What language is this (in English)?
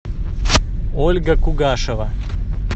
Russian